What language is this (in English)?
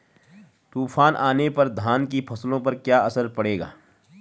Hindi